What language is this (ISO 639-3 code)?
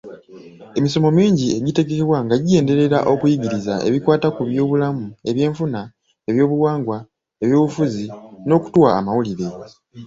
lug